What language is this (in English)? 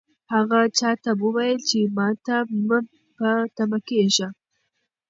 Pashto